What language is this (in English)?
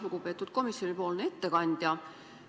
Estonian